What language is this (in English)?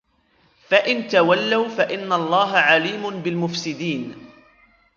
Arabic